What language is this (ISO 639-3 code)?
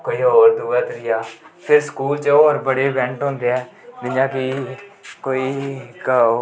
doi